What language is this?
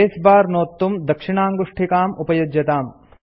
Sanskrit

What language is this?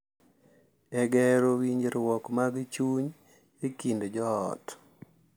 Luo (Kenya and Tanzania)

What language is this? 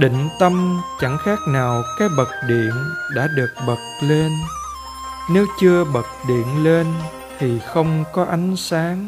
Vietnamese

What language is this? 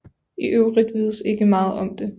Danish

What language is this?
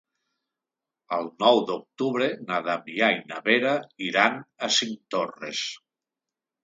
Catalan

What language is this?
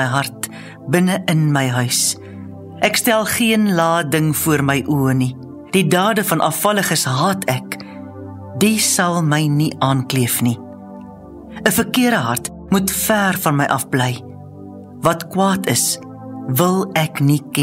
Dutch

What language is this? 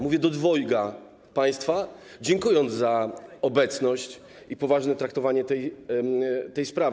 Polish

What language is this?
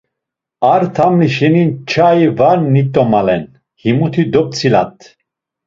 Laz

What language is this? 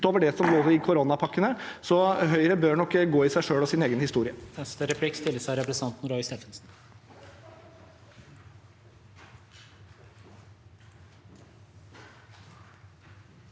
Norwegian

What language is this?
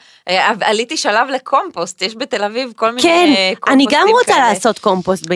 Hebrew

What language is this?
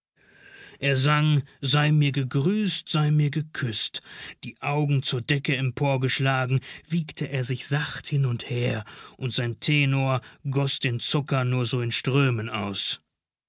German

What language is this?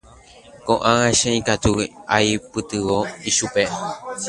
Guarani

